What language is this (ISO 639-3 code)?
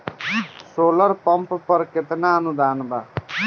bho